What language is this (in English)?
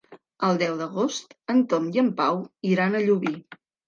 Catalan